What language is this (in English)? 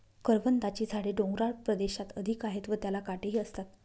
Marathi